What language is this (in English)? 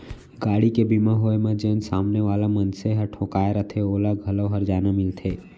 Chhattisgarhi